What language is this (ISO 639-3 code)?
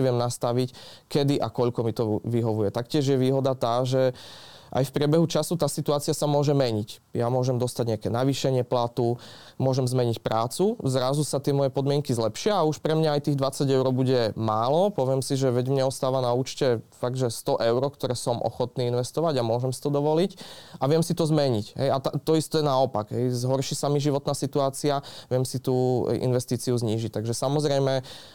slk